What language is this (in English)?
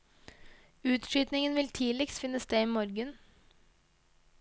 Norwegian